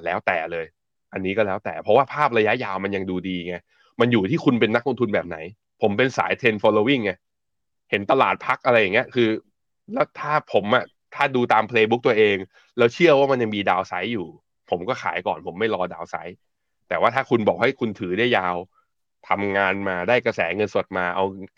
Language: Thai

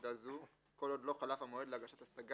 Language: Hebrew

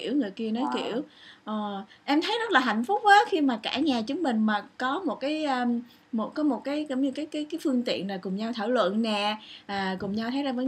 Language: Vietnamese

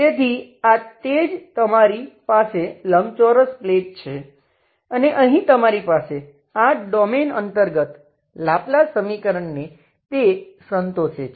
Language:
Gujarati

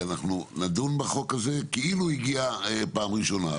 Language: Hebrew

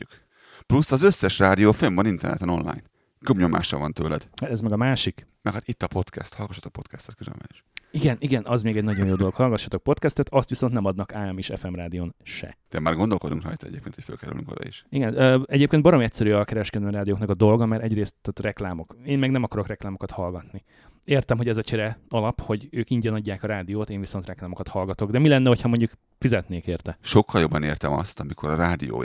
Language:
Hungarian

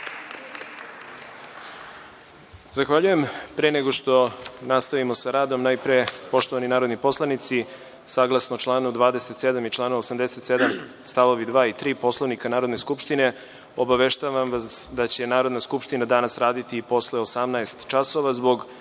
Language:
Serbian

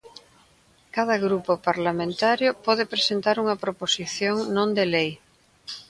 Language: Galician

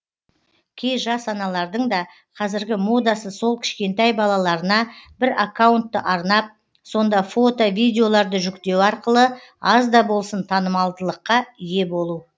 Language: Kazakh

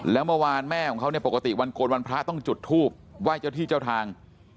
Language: Thai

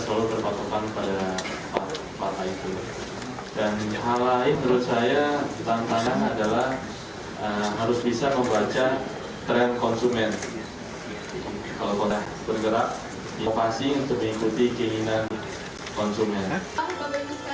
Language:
Indonesian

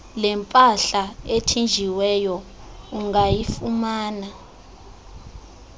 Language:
Xhosa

